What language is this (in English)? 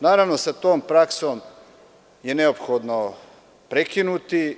Serbian